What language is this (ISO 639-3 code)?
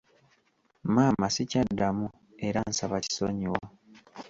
lug